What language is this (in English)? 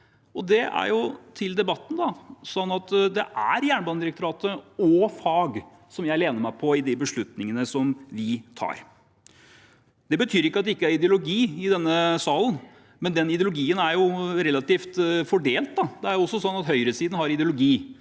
Norwegian